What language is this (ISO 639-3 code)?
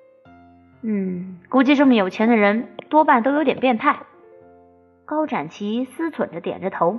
zho